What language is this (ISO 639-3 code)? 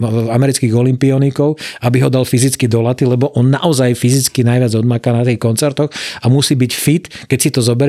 slk